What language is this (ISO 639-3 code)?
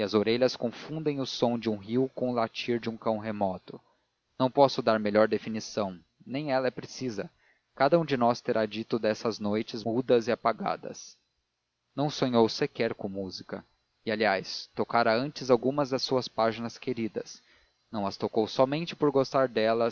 por